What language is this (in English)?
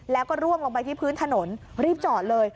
Thai